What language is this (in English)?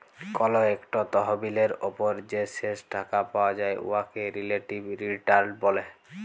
Bangla